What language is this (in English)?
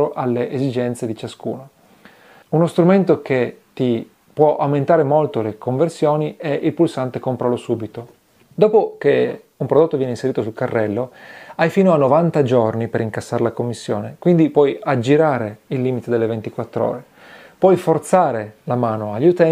Italian